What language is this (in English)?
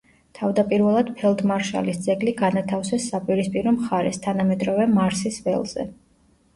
Georgian